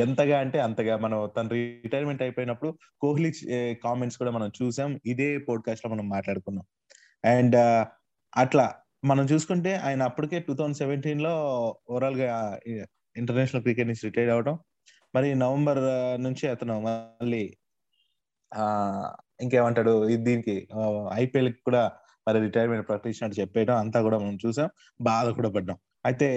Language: Telugu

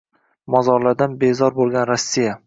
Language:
Uzbek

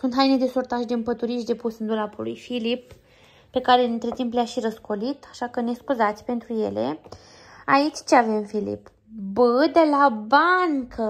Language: Romanian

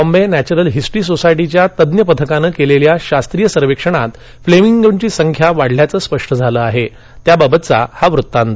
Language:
Marathi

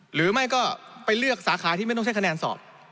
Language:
Thai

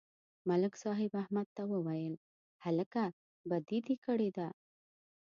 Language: Pashto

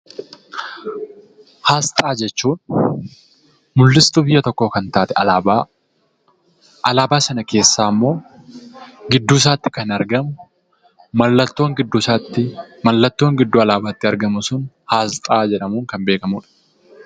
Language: Oromo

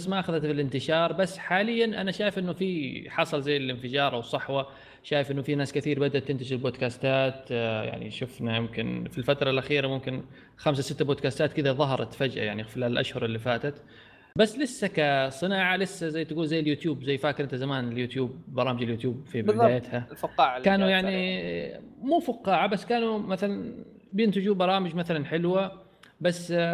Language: Arabic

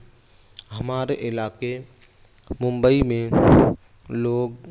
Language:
Urdu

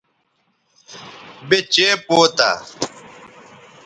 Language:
Bateri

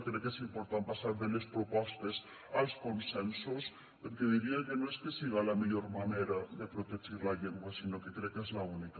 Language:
Catalan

